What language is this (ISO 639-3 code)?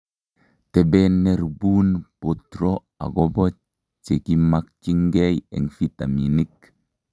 kln